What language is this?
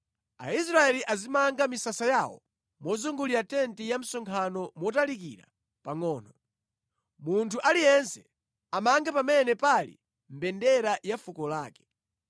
Nyanja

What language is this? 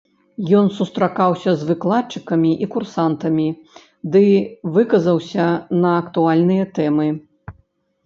Belarusian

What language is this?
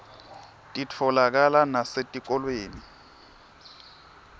Swati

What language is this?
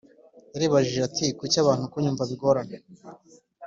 Kinyarwanda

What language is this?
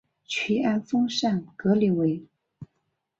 Chinese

